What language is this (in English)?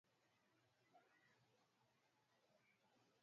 Swahili